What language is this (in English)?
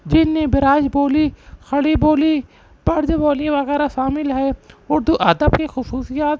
Urdu